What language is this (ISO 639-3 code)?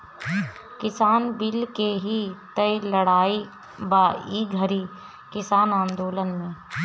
bho